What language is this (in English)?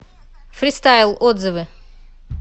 Russian